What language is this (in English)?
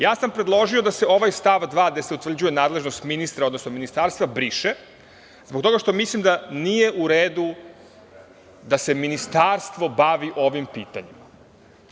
Serbian